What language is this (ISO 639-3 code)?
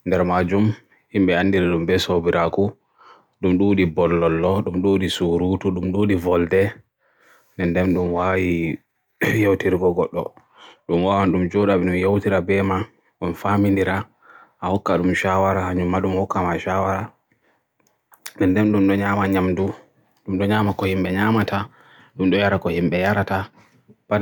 fue